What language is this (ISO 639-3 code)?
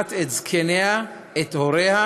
heb